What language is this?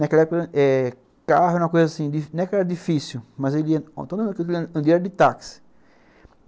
Portuguese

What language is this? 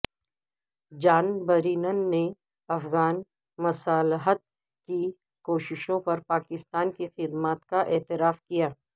Urdu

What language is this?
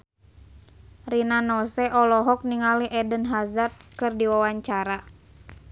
Sundanese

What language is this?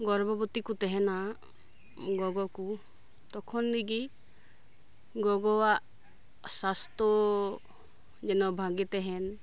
Santali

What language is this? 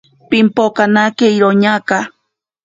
Ashéninka Perené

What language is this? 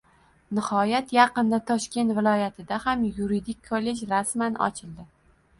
Uzbek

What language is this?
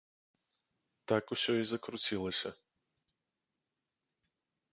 Belarusian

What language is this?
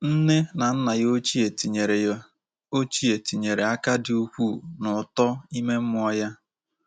Igbo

